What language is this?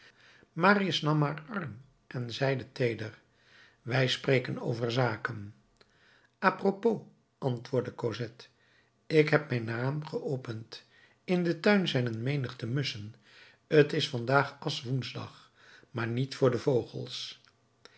Dutch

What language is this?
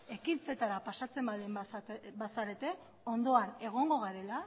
Basque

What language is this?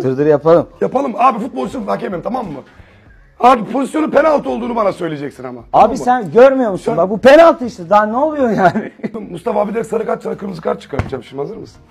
Turkish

